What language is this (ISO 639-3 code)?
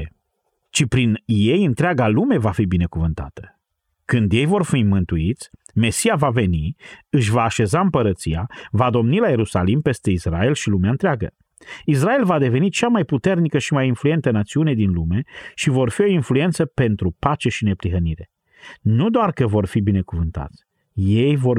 ron